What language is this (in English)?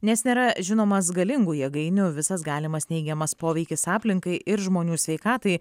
Lithuanian